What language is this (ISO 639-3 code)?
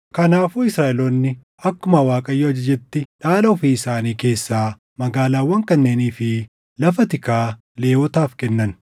orm